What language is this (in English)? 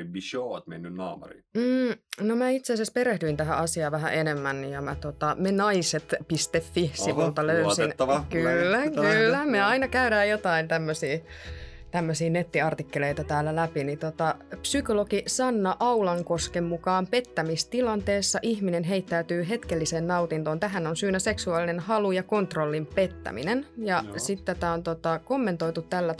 Finnish